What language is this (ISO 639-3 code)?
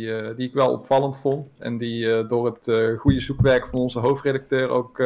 nld